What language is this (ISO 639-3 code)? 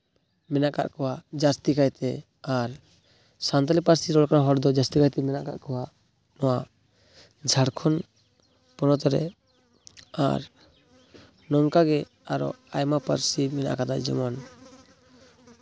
sat